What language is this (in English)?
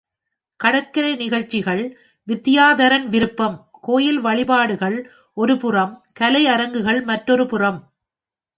Tamil